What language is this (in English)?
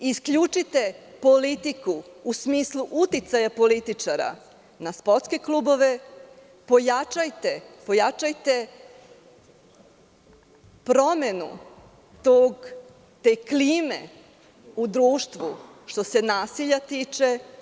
Serbian